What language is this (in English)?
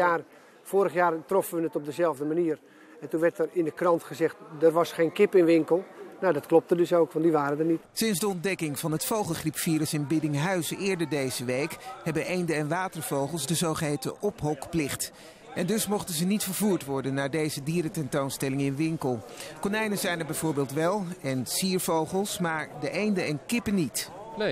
Dutch